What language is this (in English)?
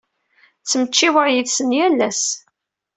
Kabyle